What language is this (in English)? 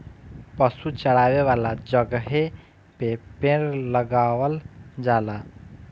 Bhojpuri